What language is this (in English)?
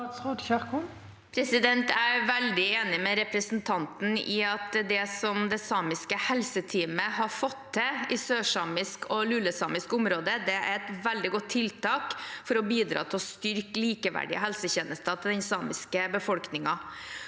Norwegian